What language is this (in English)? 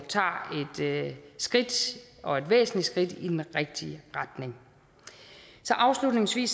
Danish